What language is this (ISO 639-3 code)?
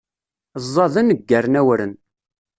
kab